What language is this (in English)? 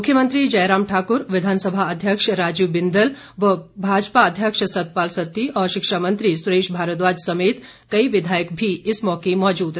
Hindi